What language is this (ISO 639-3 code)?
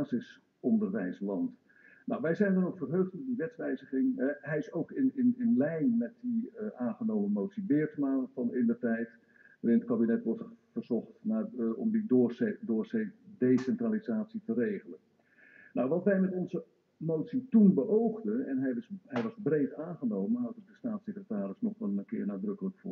nld